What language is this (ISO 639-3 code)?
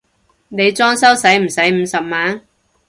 yue